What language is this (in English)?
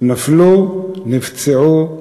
Hebrew